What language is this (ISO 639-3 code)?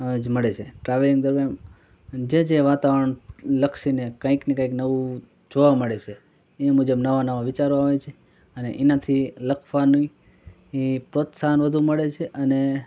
guj